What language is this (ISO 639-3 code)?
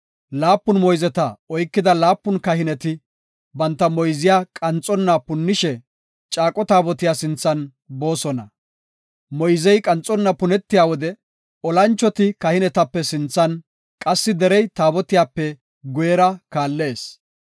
gof